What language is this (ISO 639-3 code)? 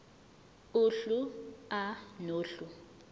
zul